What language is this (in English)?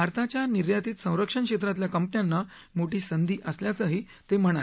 Marathi